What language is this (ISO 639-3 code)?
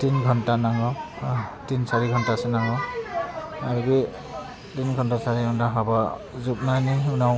brx